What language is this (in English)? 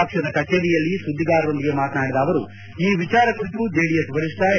Kannada